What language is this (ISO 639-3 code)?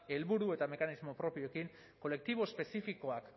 eus